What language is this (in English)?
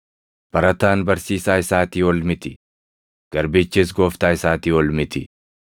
Oromo